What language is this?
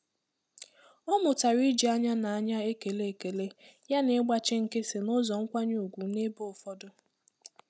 Igbo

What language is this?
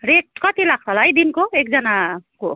Nepali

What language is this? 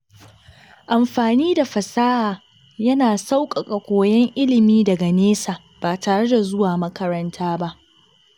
Hausa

